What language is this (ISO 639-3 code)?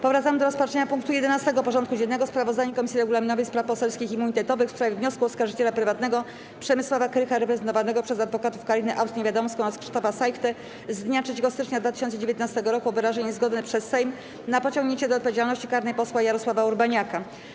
pol